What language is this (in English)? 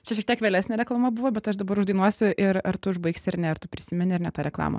Lithuanian